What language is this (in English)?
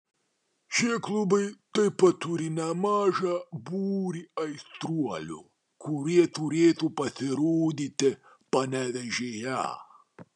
Lithuanian